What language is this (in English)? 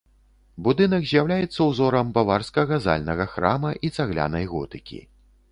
Belarusian